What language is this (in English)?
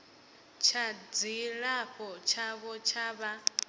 Venda